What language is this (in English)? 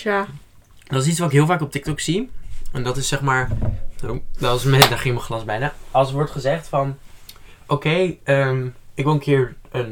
Dutch